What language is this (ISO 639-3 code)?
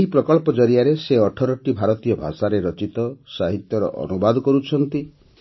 ori